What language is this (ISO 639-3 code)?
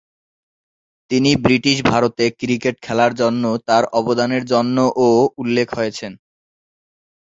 ben